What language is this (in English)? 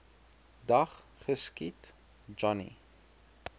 Afrikaans